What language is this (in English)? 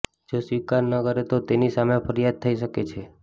Gujarati